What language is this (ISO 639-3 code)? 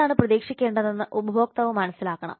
mal